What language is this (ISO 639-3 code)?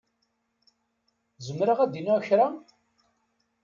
kab